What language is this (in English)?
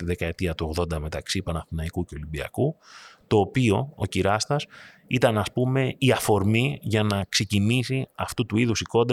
Greek